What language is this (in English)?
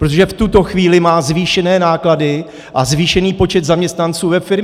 Czech